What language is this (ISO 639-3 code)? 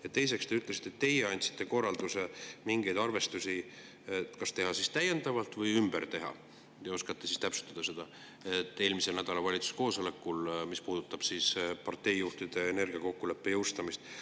est